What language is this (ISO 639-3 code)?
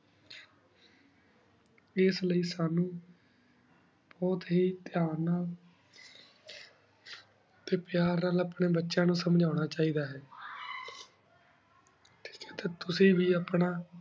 pan